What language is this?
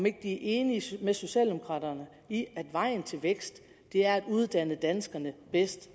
Danish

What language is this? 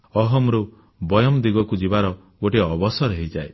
Odia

